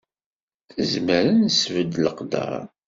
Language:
Kabyle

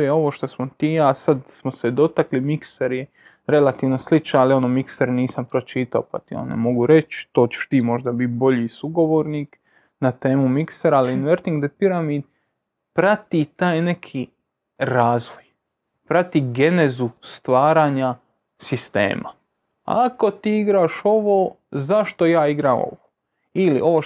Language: Croatian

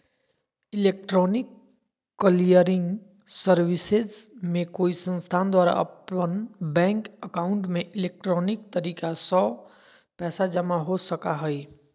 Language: Magahi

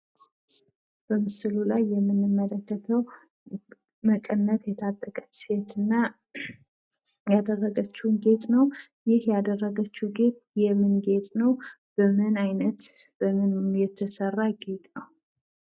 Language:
Amharic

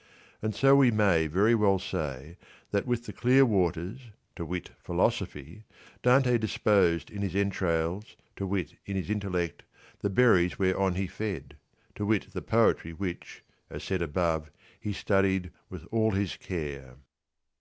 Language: English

